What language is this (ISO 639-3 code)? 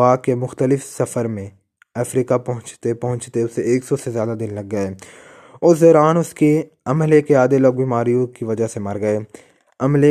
urd